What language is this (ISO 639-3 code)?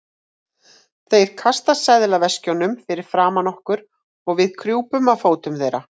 isl